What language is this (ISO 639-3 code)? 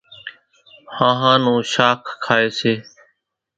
gjk